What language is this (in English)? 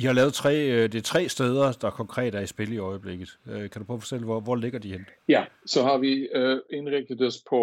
Danish